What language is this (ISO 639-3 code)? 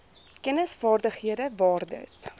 afr